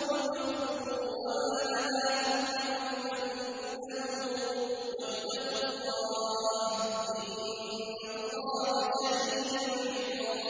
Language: Arabic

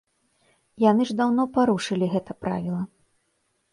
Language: Belarusian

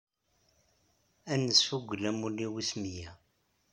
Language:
Kabyle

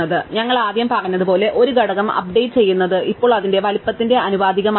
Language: Malayalam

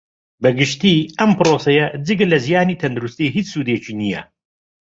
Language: Central Kurdish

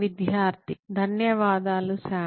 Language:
Telugu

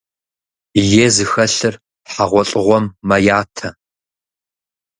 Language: Kabardian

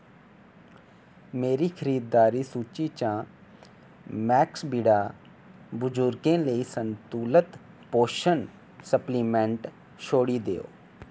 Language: Dogri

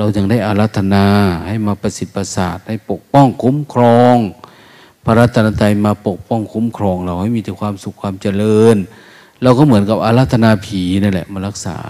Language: Thai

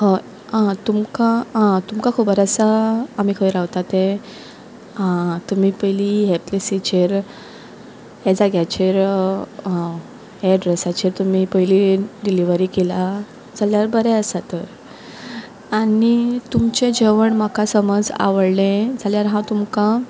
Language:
Konkani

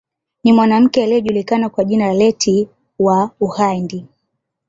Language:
Swahili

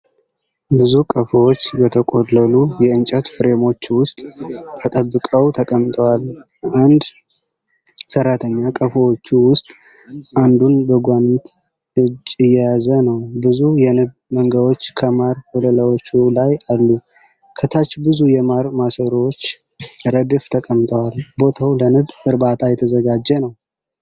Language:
Amharic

